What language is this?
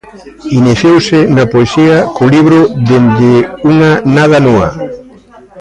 Galician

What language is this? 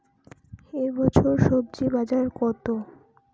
Bangla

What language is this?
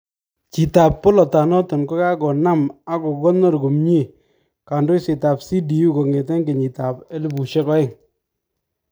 Kalenjin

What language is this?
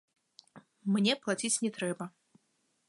Belarusian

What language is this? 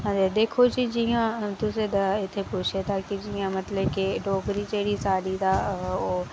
Dogri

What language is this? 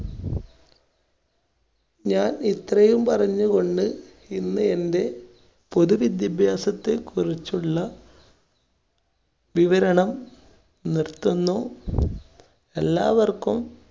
Malayalam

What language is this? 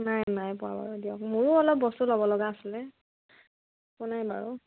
Assamese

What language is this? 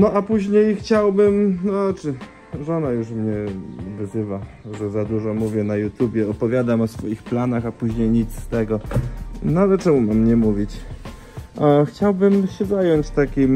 Polish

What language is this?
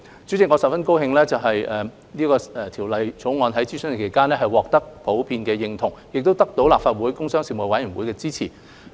Cantonese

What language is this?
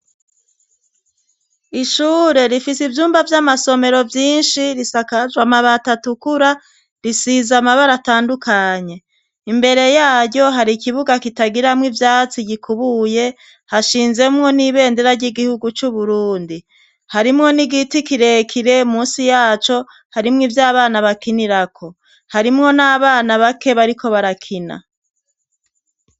Rundi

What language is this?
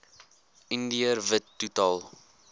Afrikaans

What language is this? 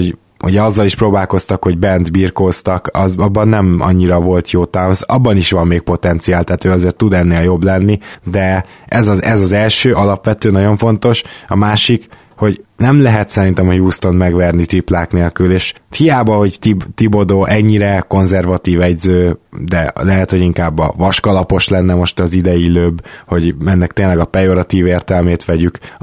Hungarian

